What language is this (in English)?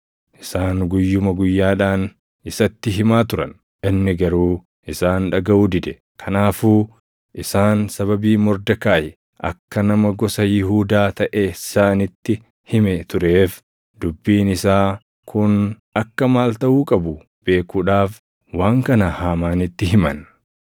Oromo